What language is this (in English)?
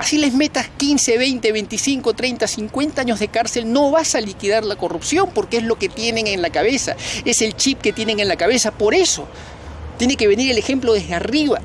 Spanish